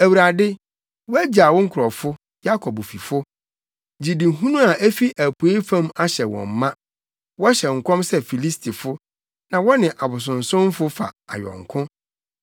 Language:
Akan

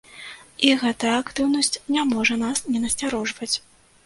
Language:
Belarusian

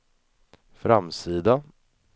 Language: Swedish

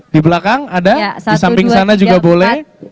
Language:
Indonesian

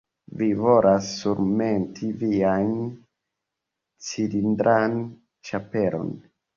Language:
Esperanto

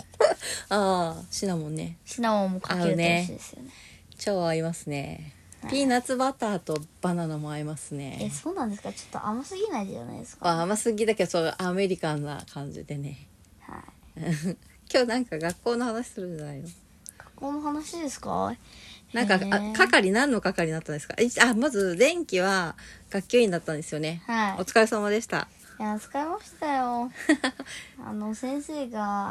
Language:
Japanese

